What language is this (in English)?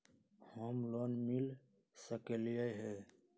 Magahi